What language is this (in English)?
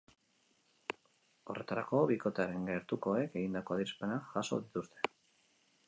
Basque